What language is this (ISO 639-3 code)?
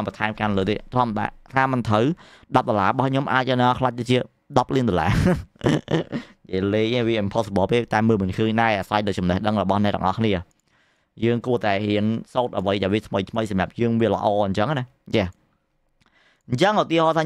vie